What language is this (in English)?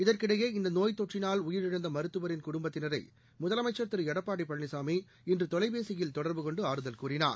Tamil